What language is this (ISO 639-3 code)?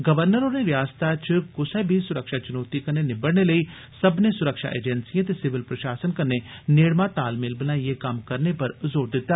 doi